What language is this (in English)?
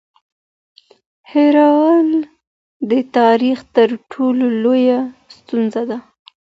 Pashto